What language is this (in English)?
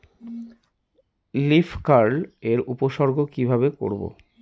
Bangla